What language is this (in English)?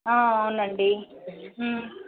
Telugu